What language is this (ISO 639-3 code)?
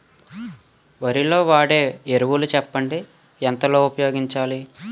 tel